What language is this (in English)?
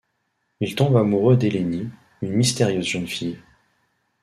French